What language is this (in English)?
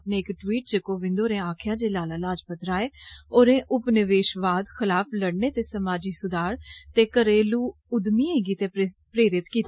Dogri